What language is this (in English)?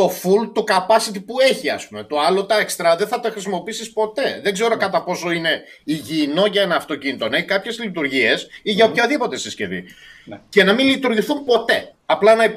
Greek